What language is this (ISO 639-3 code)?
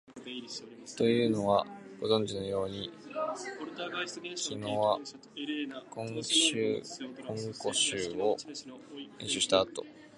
jpn